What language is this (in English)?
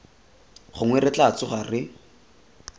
Tswana